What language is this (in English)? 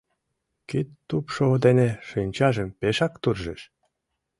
Mari